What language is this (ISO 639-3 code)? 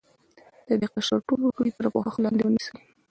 pus